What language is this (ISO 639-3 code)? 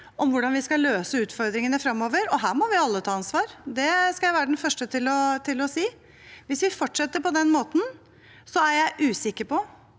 nor